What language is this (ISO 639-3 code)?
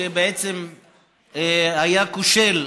heb